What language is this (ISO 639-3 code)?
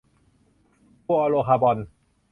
tha